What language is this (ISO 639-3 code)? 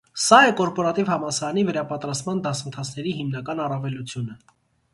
hye